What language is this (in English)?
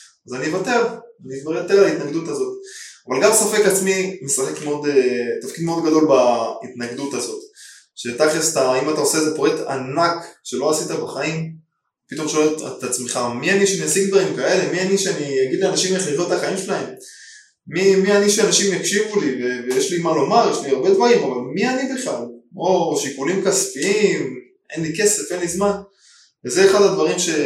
Hebrew